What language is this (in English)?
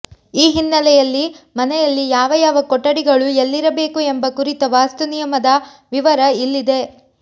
Kannada